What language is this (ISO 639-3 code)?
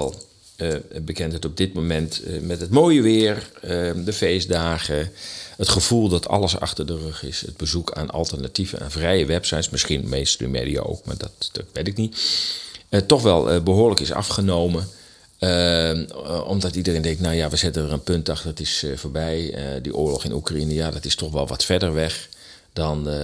nld